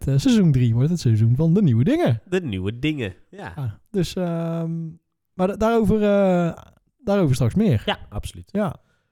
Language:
Dutch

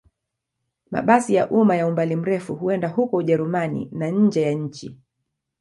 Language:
Swahili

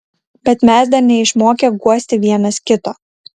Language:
Lithuanian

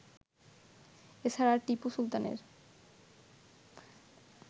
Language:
Bangla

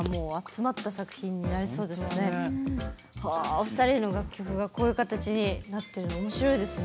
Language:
Japanese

